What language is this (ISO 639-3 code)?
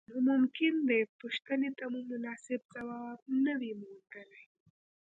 pus